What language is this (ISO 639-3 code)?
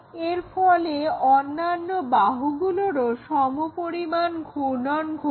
ben